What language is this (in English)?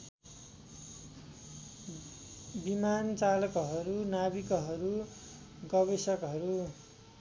Nepali